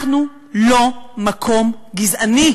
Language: Hebrew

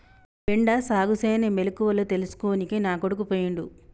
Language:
Telugu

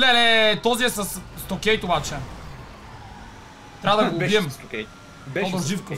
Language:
Bulgarian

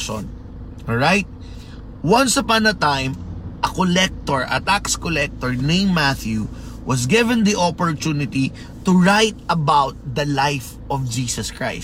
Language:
Filipino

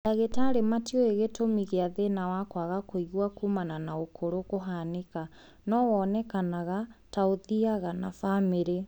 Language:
Kikuyu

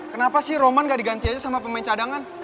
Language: Indonesian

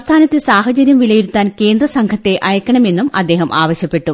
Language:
Malayalam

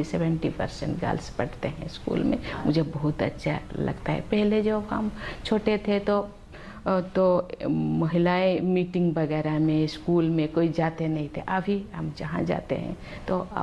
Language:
Hindi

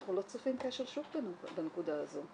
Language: Hebrew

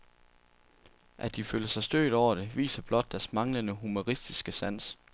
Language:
Danish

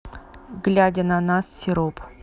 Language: Russian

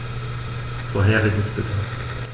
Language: German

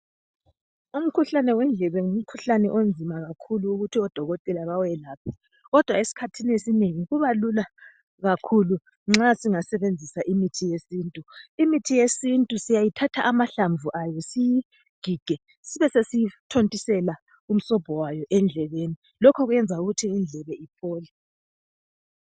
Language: North Ndebele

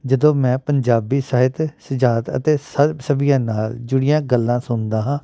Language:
Punjabi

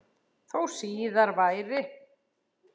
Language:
Icelandic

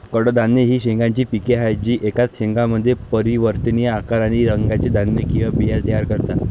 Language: Marathi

